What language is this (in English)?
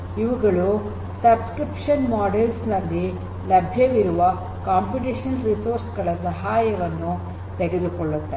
Kannada